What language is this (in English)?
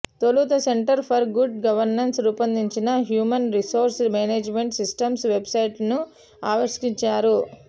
Telugu